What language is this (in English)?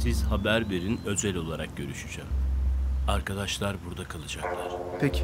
Turkish